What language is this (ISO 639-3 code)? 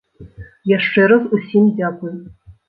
bel